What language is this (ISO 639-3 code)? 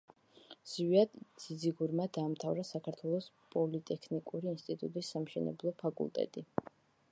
kat